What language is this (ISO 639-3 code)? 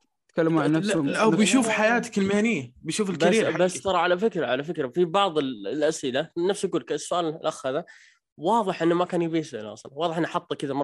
ara